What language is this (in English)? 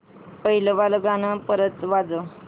Marathi